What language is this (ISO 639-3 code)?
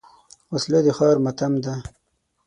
pus